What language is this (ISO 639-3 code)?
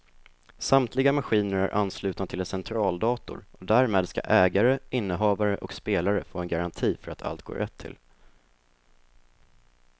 swe